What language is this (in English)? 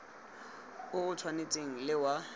Tswana